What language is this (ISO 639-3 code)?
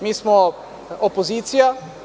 srp